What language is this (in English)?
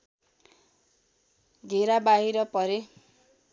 Nepali